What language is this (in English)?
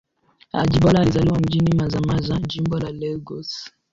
Swahili